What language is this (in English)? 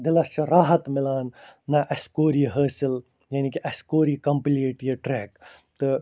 Kashmiri